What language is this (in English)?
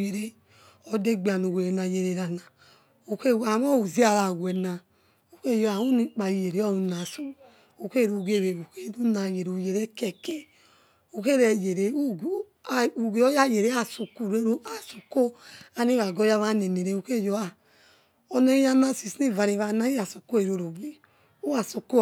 Yekhee